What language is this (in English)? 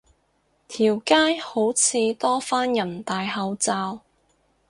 Cantonese